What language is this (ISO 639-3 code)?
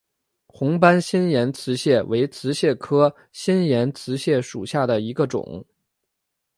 zho